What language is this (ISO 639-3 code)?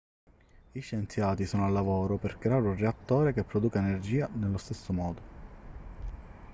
ita